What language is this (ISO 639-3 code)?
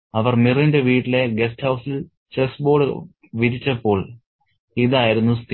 mal